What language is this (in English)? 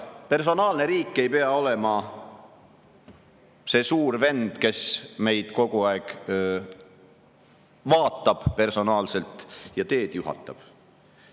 Estonian